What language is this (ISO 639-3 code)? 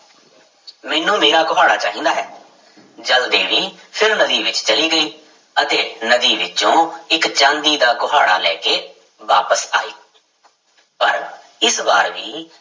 pan